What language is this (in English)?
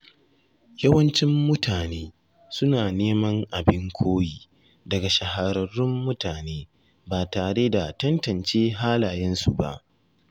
Hausa